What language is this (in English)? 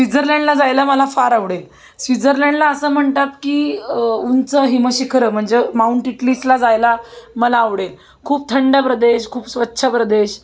Marathi